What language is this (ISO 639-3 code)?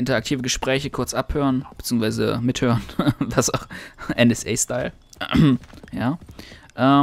deu